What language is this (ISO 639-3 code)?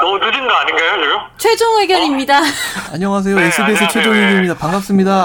kor